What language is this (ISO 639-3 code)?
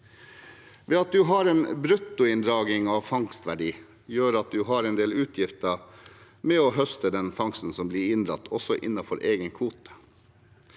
nor